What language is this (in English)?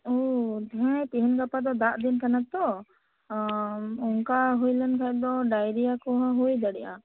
Santali